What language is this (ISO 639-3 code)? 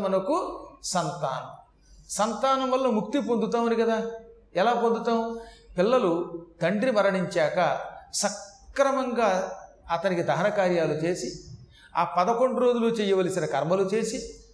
tel